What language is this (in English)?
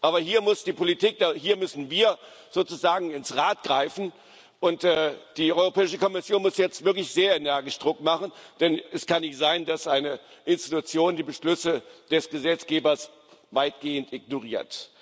German